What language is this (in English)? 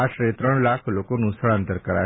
Gujarati